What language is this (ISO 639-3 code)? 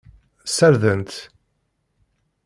kab